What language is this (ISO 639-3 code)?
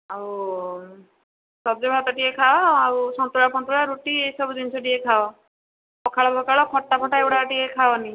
ori